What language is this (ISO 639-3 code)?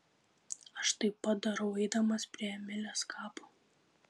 lit